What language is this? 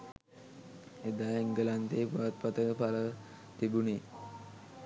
Sinhala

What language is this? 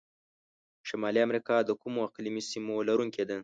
Pashto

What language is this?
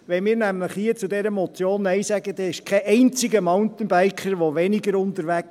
Swiss German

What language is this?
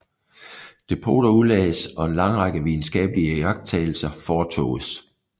Danish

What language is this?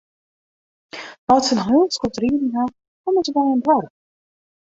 Western Frisian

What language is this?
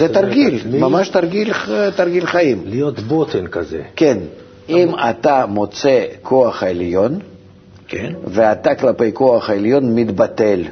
Hebrew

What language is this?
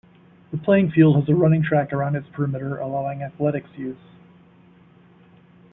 English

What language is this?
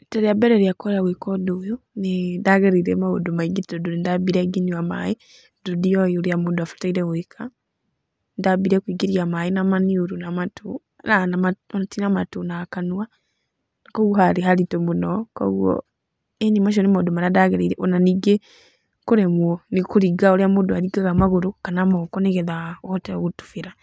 Kikuyu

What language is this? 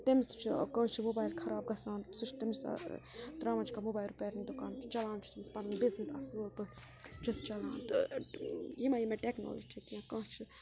Kashmiri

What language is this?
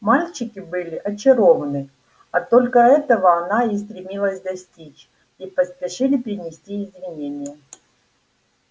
Russian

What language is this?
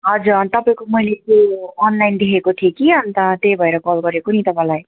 Nepali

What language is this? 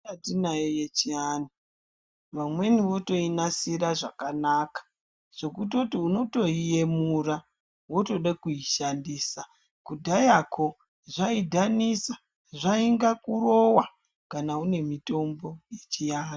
Ndau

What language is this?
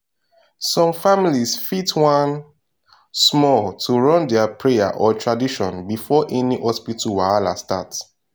Nigerian Pidgin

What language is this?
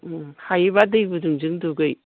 Bodo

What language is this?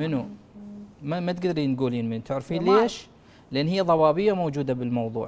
Arabic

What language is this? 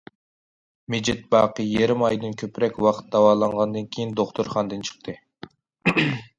Uyghur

